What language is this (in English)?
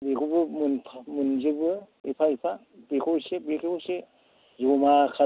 Bodo